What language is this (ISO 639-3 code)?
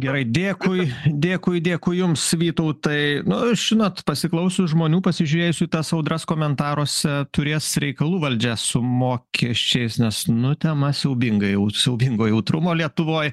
lit